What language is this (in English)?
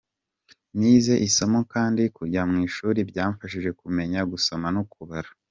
Kinyarwanda